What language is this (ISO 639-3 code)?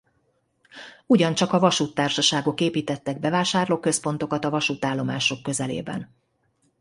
hun